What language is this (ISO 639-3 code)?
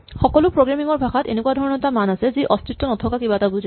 asm